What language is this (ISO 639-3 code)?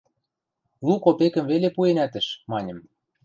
mrj